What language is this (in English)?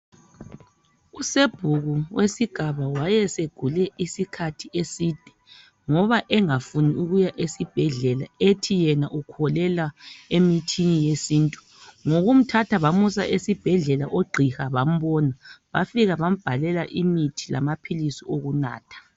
North Ndebele